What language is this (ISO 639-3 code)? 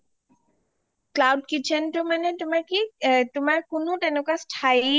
asm